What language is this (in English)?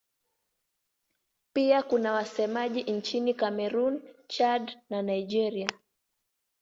Swahili